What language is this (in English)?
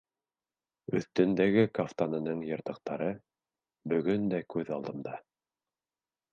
Bashkir